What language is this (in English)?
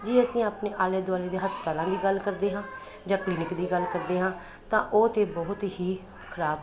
Punjabi